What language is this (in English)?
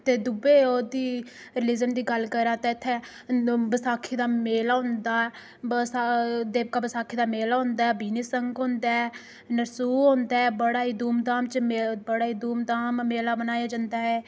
Dogri